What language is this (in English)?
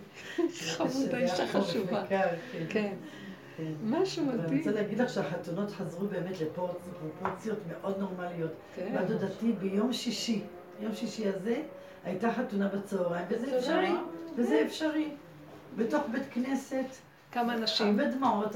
Hebrew